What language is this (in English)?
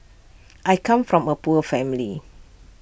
English